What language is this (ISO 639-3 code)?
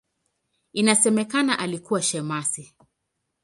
swa